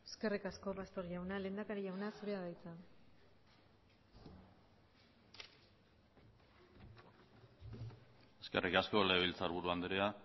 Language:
Basque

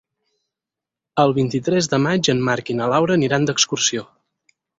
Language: Catalan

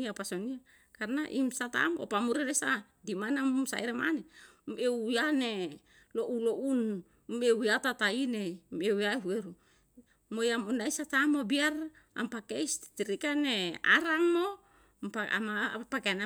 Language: Yalahatan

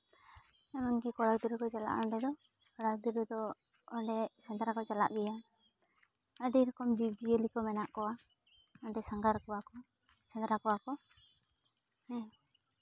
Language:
Santali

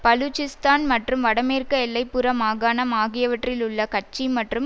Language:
Tamil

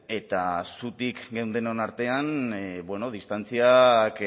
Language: Basque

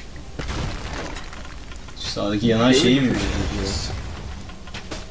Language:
Turkish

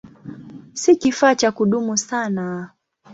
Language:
Swahili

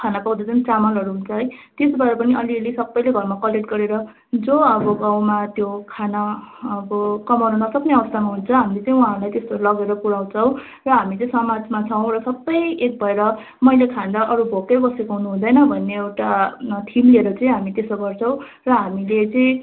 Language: Nepali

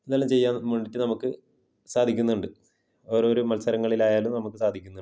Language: Malayalam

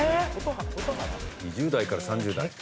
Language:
Japanese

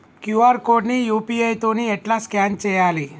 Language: Telugu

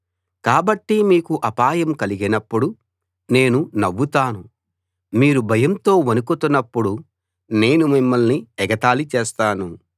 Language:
Telugu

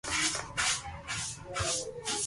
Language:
Loarki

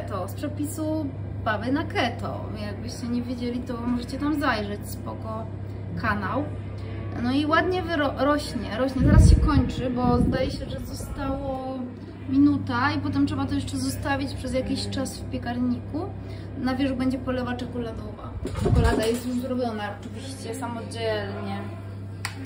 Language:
Polish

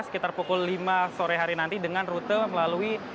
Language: Indonesian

